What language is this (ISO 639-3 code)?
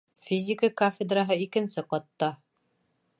bak